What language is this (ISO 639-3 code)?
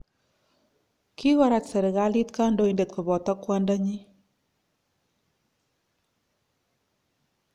kln